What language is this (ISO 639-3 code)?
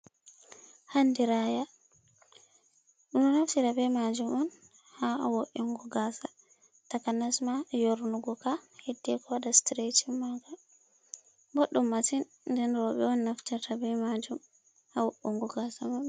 ful